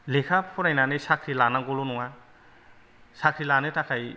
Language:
Bodo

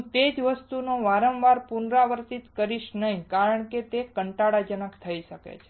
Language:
Gujarati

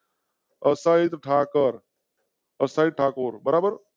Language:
Gujarati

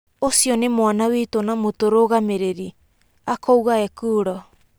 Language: Kikuyu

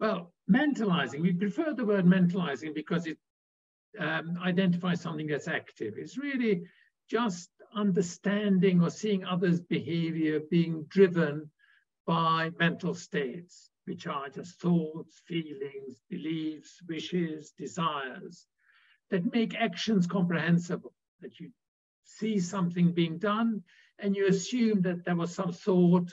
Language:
English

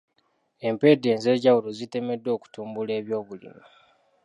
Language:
Ganda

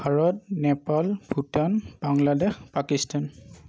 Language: Assamese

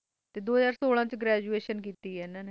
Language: Punjabi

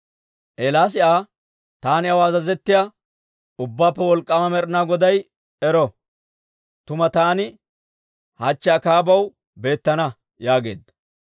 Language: Dawro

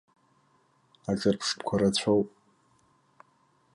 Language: Abkhazian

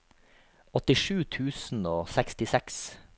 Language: Norwegian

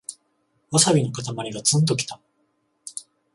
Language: Japanese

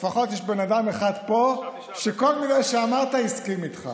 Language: Hebrew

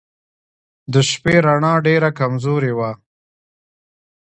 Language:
Pashto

